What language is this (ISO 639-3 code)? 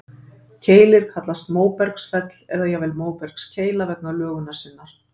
isl